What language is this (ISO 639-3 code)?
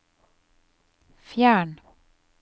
nor